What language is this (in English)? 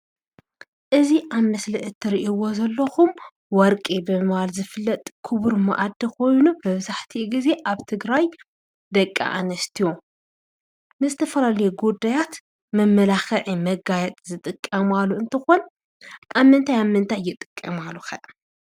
Tigrinya